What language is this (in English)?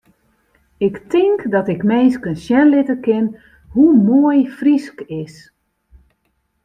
Western Frisian